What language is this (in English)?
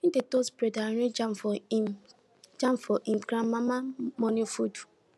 Nigerian Pidgin